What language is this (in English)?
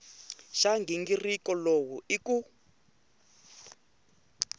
Tsonga